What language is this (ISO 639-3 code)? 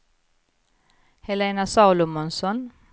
swe